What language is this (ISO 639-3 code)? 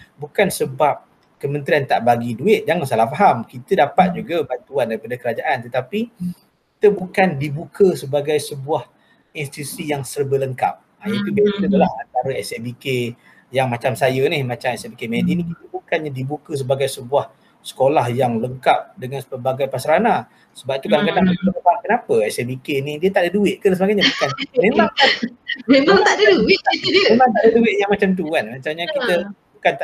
msa